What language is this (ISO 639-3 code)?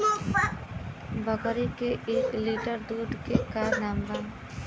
bho